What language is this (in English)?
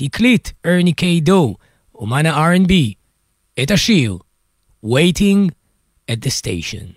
Hebrew